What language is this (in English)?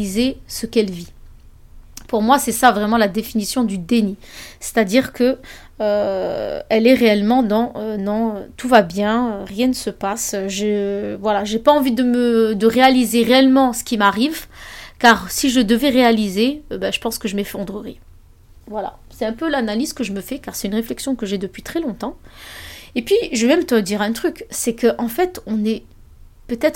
French